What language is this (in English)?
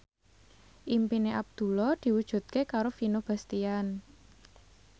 Javanese